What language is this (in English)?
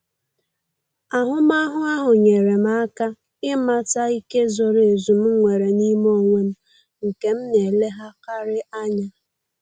Igbo